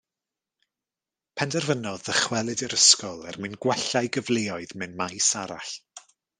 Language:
Welsh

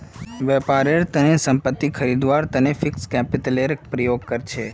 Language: Magahi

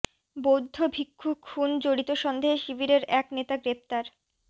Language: Bangla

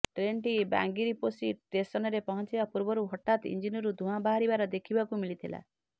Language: Odia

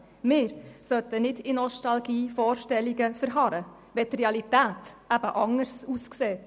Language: Swiss German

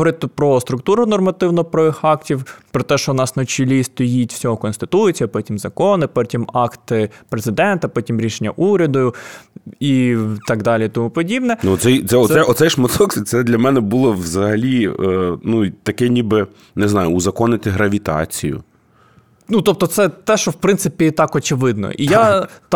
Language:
Ukrainian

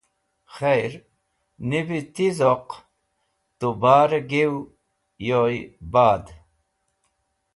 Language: Wakhi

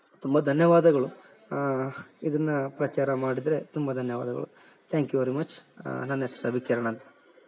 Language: Kannada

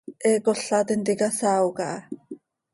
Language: Seri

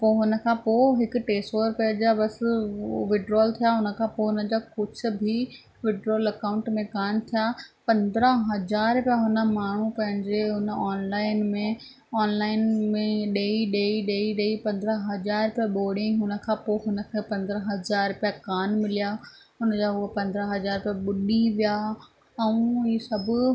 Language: Sindhi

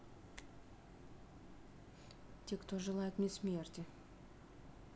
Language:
Russian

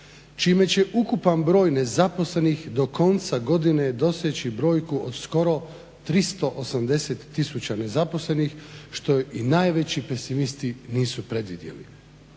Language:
Croatian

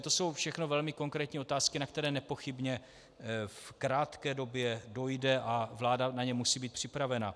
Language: Czech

